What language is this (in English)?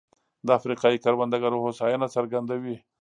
Pashto